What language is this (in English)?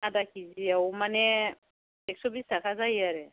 Bodo